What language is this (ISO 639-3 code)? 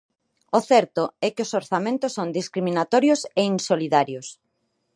glg